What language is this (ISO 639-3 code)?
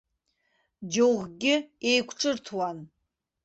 abk